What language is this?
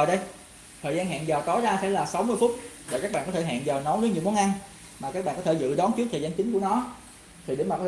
Vietnamese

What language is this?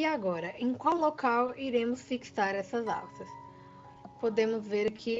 Portuguese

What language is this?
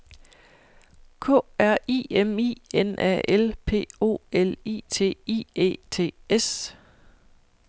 Danish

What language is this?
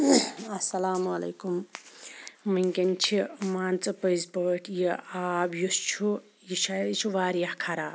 Kashmiri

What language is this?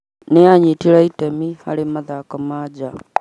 Kikuyu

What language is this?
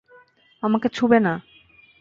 Bangla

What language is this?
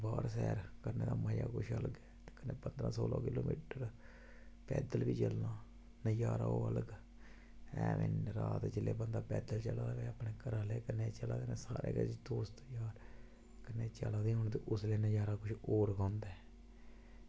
Dogri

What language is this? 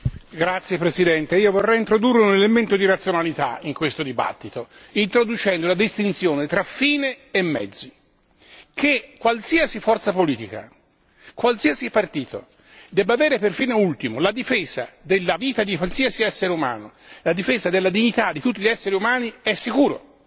Italian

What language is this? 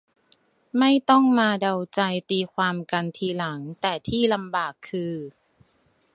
Thai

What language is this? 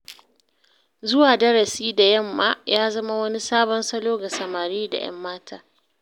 Hausa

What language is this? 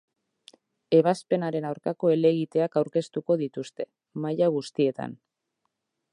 Basque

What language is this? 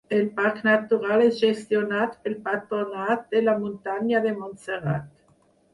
Catalan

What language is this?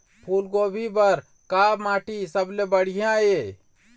Chhattisgarhi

